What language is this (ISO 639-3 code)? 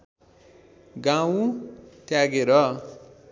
nep